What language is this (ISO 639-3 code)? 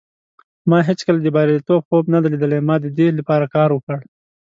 pus